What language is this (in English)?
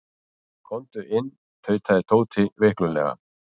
Icelandic